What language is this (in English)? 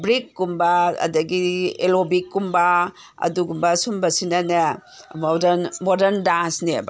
Manipuri